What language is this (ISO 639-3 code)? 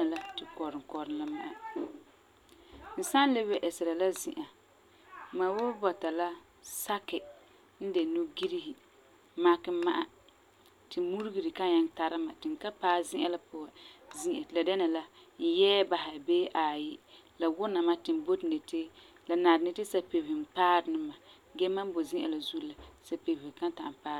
gur